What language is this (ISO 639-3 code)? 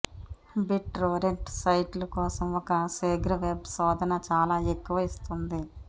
tel